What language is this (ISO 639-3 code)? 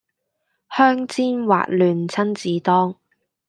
yue